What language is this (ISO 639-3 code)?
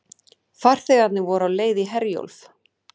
isl